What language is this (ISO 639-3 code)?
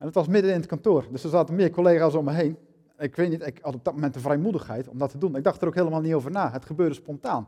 nld